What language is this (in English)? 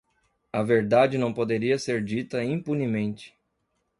Portuguese